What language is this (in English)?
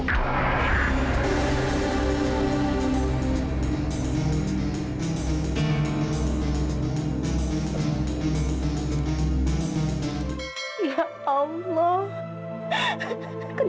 Indonesian